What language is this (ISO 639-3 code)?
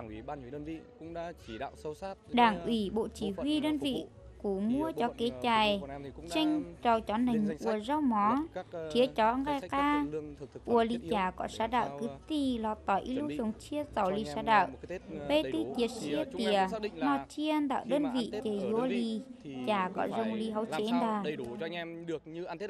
vie